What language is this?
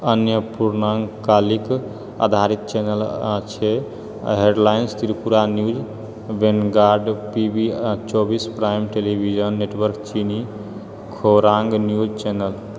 Maithili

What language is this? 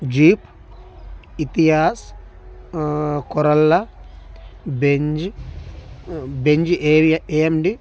Telugu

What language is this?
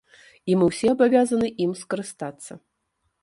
Belarusian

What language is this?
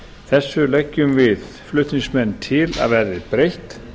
Icelandic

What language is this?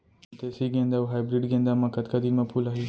Chhattisgarhi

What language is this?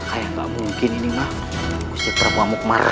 Indonesian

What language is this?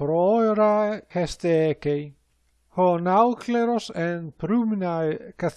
Greek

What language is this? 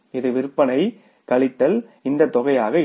Tamil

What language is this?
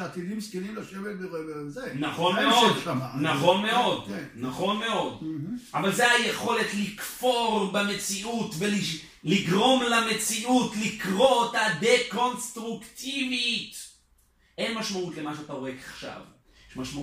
Hebrew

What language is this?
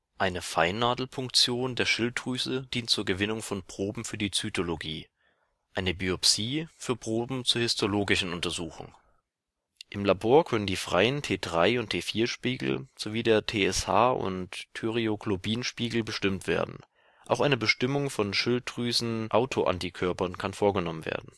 German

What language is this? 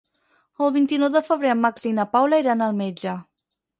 Catalan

